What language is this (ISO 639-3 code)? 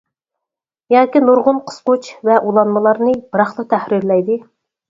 uig